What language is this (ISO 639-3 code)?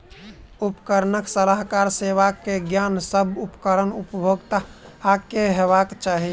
mai